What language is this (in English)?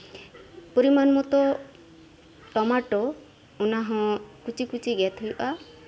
Santali